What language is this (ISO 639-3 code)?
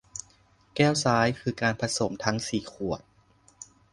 tha